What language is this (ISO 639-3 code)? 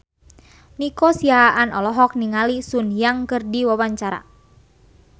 sun